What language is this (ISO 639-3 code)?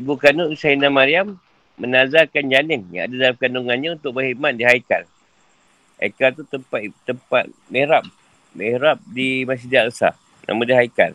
msa